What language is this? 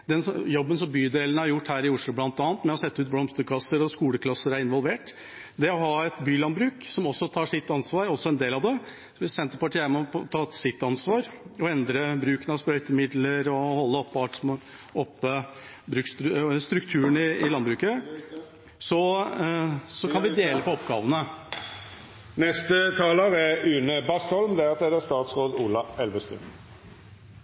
Norwegian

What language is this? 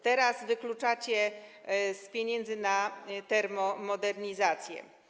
Polish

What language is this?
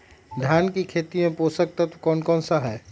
Magahi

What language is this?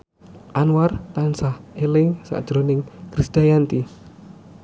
Javanese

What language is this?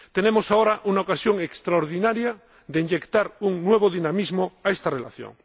Spanish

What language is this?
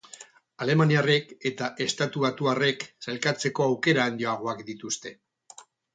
Basque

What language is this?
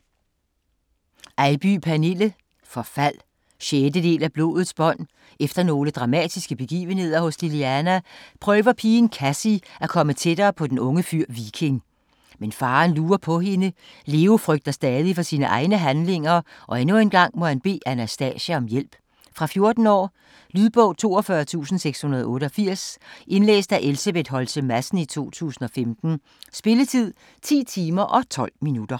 Danish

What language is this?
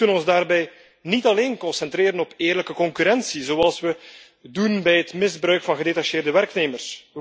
Dutch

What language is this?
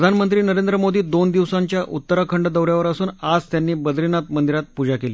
Marathi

